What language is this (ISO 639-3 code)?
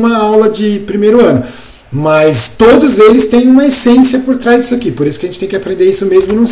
por